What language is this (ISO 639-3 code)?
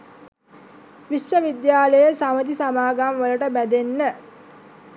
sin